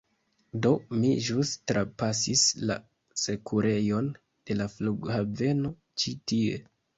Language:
Esperanto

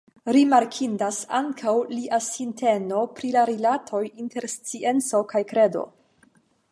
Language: Esperanto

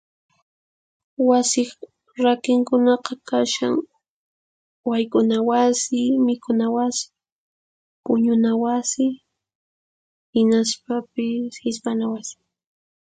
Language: Puno Quechua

